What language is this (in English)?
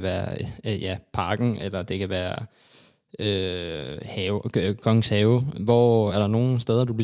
Danish